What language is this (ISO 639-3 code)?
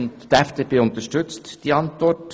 gsw